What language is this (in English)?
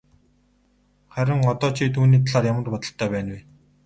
Mongolian